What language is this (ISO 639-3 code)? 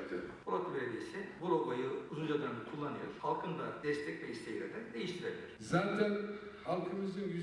tur